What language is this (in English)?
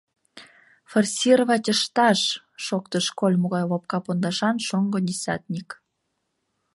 Mari